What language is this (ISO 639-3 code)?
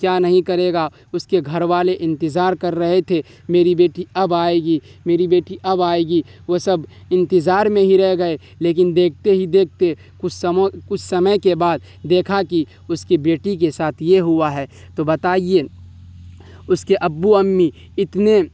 urd